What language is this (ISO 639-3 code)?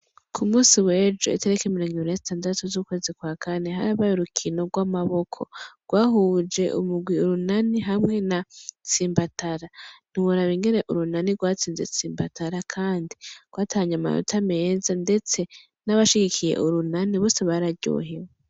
run